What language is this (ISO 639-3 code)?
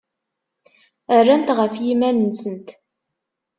kab